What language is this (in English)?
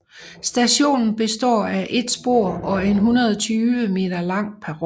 Danish